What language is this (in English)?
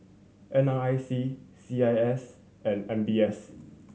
English